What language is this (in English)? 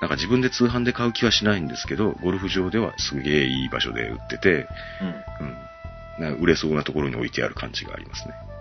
Japanese